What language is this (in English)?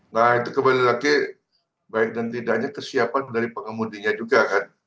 Indonesian